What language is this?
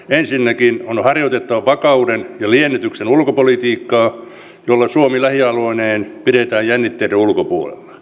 Finnish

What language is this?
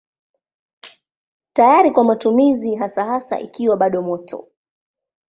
Swahili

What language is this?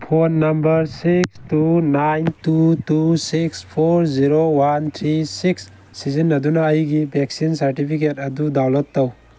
Manipuri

